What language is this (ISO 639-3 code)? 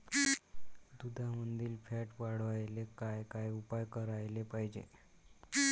mar